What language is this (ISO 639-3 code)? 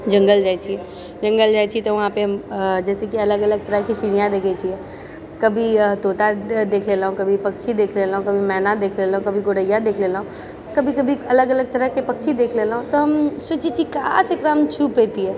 mai